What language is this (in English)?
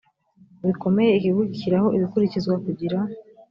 Kinyarwanda